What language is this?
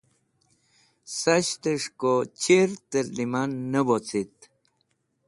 Wakhi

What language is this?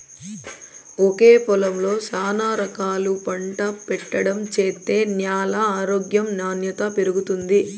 Telugu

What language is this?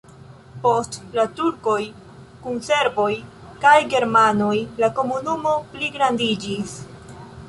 Esperanto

